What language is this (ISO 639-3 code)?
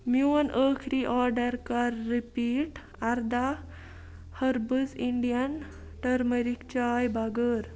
kas